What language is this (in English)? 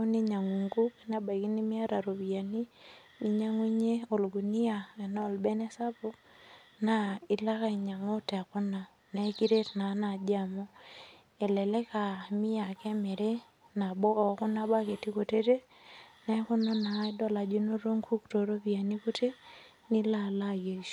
Masai